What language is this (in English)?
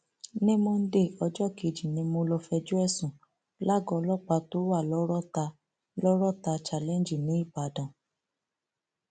Yoruba